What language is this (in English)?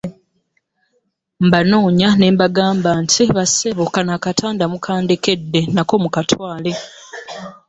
Ganda